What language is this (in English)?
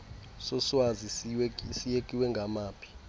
Xhosa